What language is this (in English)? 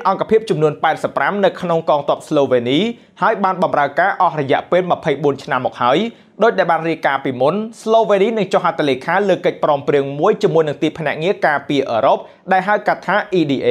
Thai